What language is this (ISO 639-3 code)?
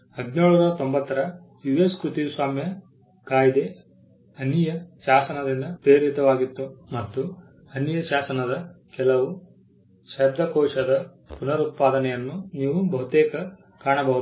kan